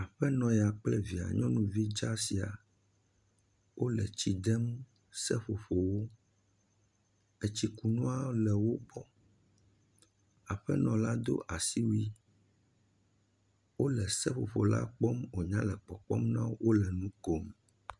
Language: Ewe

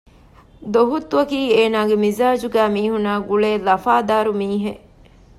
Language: Divehi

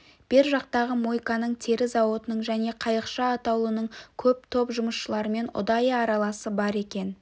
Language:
Kazakh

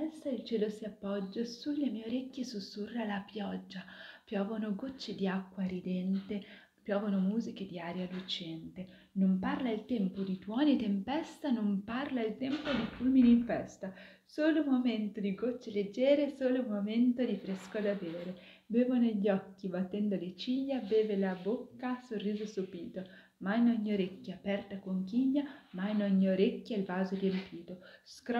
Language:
Italian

